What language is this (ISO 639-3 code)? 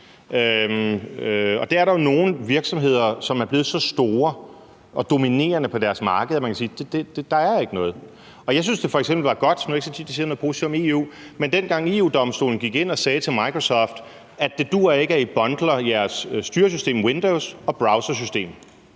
dan